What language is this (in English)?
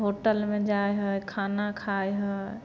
Maithili